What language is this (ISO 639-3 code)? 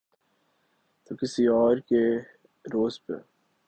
urd